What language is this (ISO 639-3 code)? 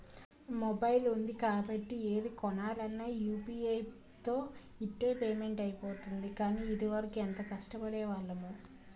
tel